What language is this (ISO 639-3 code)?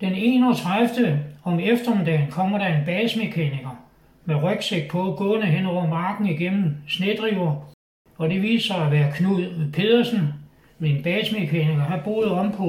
dan